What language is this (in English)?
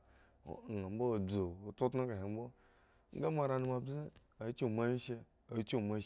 Eggon